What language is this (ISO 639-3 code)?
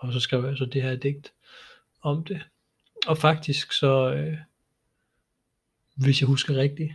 dan